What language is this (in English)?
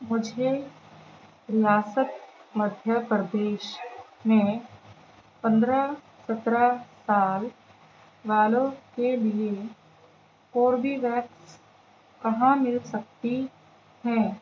Urdu